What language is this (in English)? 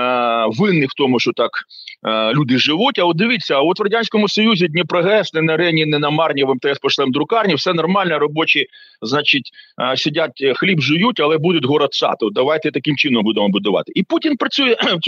Ukrainian